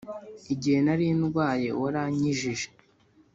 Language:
Kinyarwanda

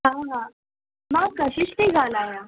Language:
Sindhi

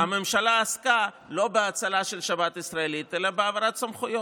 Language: Hebrew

